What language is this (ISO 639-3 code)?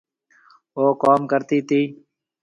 mve